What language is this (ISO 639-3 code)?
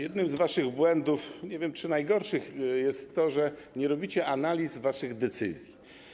pol